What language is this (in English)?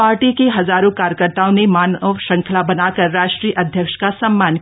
Hindi